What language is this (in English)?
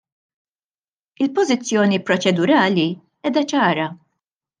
Maltese